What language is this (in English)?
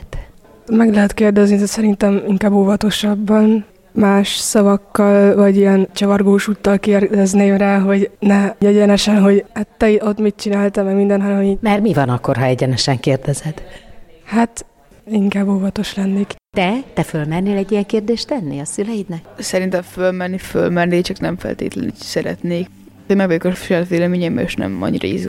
Hungarian